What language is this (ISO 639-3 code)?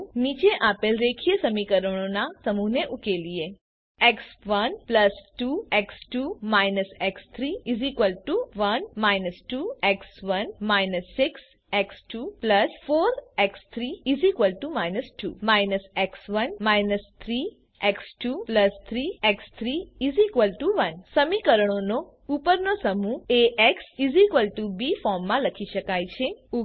guj